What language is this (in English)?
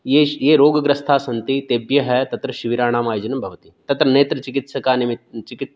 Sanskrit